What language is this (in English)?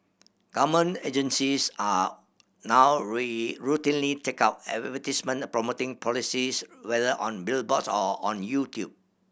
English